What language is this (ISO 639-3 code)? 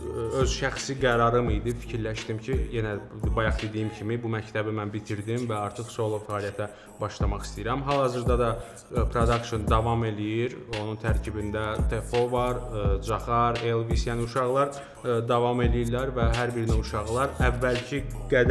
tur